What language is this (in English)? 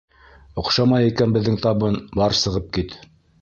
Bashkir